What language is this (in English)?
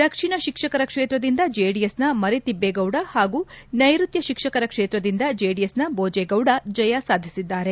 Kannada